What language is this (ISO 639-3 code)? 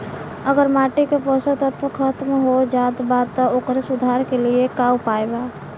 bho